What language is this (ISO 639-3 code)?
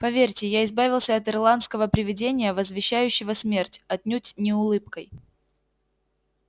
rus